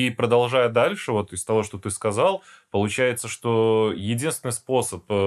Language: Russian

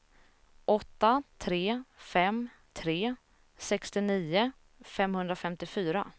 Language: Swedish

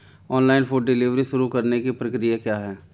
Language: Hindi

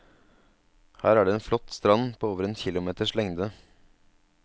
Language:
Norwegian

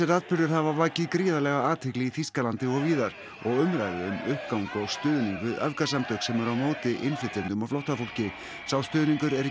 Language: Icelandic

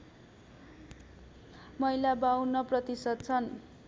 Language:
Nepali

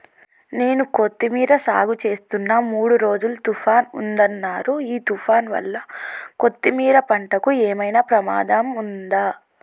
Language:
Telugu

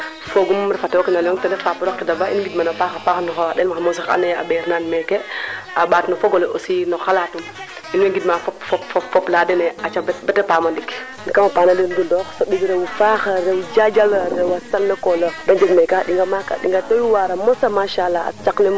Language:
Serer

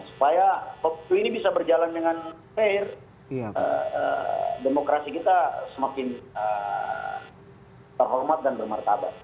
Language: Indonesian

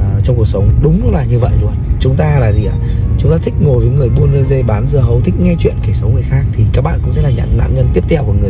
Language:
Vietnamese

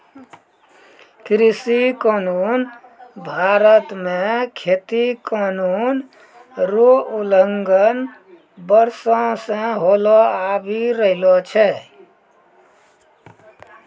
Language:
Maithili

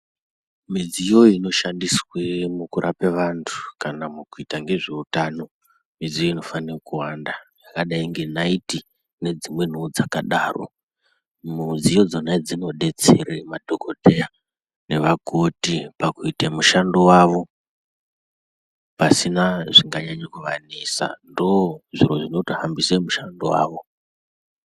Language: Ndau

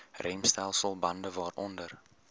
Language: Afrikaans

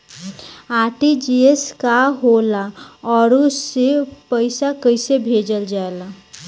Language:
Bhojpuri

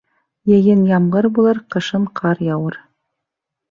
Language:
Bashkir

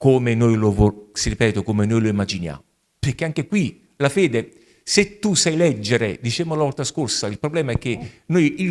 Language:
Italian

